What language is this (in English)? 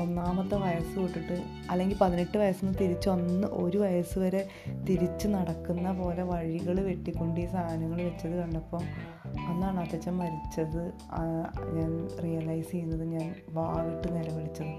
Malayalam